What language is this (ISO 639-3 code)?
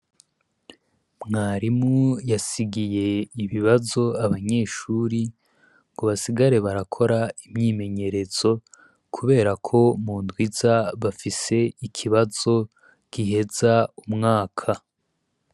run